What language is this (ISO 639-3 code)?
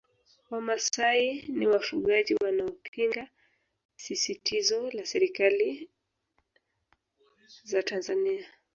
swa